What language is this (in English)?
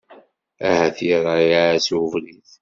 Kabyle